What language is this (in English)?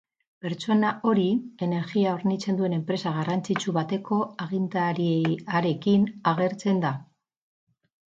Basque